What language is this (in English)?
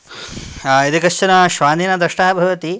Sanskrit